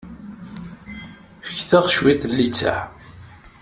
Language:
Kabyle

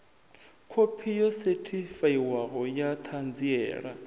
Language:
Venda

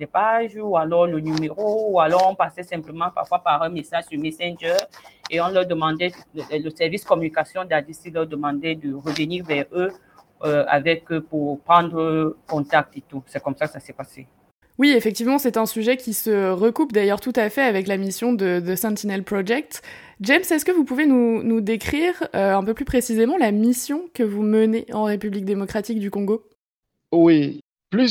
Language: French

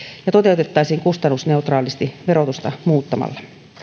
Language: Finnish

